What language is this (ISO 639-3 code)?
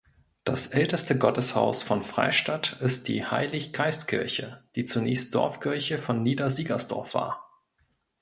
deu